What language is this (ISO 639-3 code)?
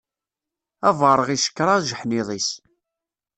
kab